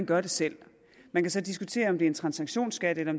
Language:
Danish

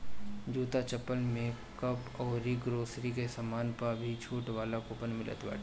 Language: Bhojpuri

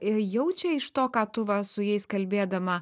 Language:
Lithuanian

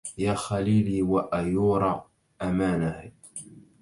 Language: Arabic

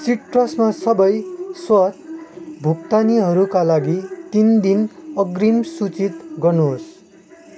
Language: Nepali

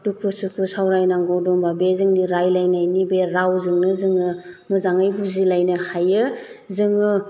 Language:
Bodo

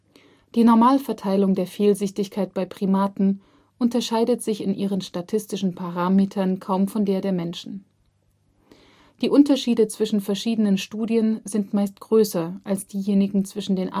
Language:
German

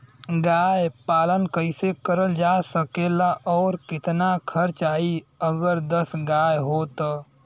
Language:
Bhojpuri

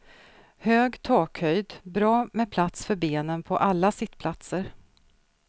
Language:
Swedish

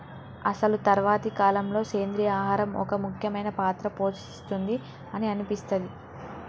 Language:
Telugu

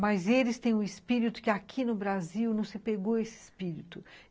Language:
Portuguese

